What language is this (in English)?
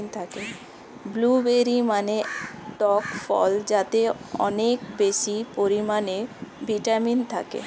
Bangla